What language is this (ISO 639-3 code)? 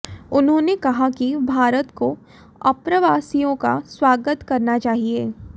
hin